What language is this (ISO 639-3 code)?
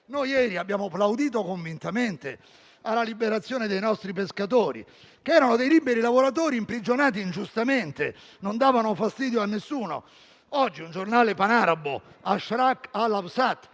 ita